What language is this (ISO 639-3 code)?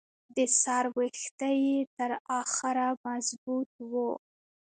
pus